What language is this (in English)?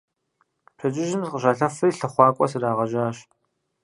Kabardian